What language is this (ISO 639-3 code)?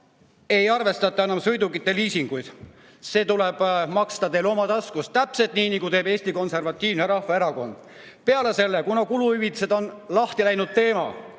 est